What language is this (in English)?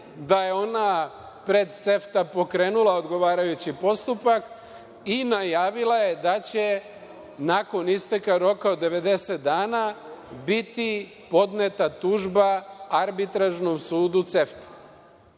Serbian